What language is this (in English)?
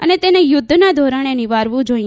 Gujarati